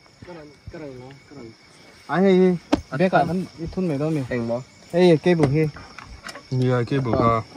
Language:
Thai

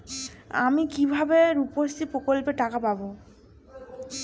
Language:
Bangla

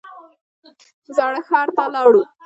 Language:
Pashto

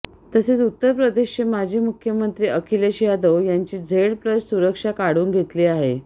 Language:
Marathi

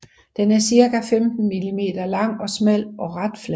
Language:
Danish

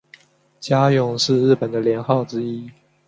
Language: Chinese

